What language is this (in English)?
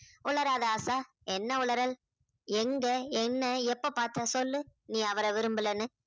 Tamil